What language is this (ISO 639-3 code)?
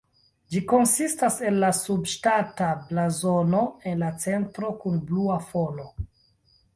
epo